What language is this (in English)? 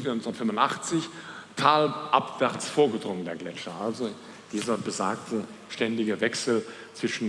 German